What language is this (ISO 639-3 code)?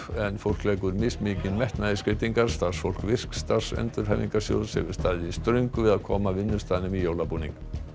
isl